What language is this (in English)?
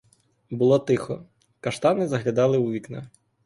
Ukrainian